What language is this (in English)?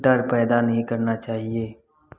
Hindi